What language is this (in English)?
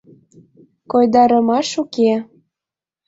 Mari